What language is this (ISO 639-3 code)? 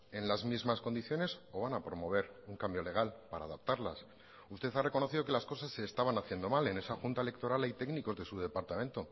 spa